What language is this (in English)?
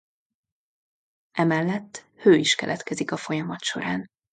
Hungarian